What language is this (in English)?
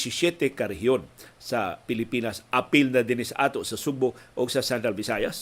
Filipino